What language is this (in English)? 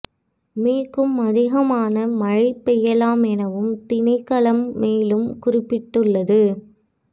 Tamil